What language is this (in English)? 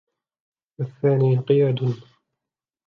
Arabic